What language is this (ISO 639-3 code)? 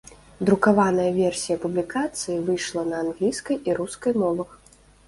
bel